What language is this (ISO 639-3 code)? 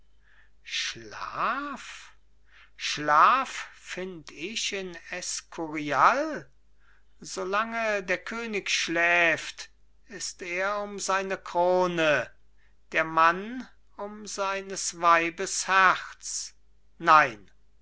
deu